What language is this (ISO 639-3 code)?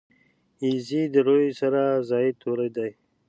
pus